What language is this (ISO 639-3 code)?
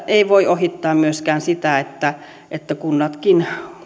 fin